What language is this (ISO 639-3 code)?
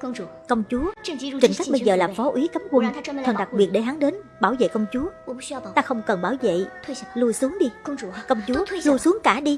vie